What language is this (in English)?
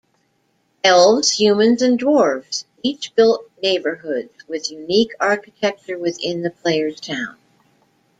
English